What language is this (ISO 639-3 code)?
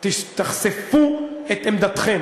heb